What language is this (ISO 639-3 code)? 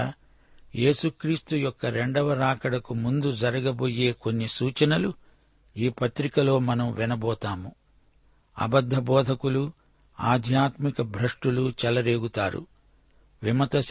tel